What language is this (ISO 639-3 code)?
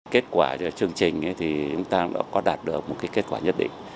vie